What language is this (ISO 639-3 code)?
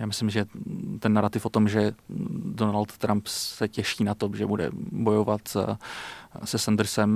ces